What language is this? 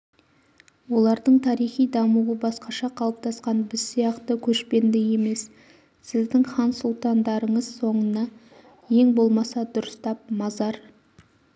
Kazakh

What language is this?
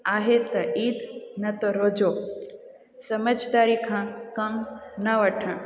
Sindhi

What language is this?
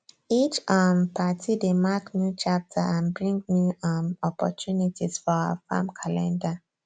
Nigerian Pidgin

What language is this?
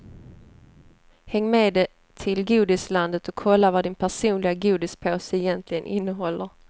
Swedish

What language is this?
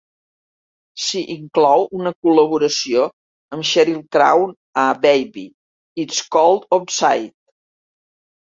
Catalan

